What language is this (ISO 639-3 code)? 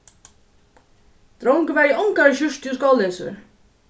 fao